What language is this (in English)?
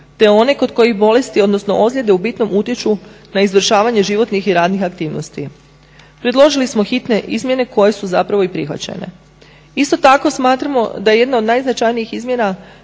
Croatian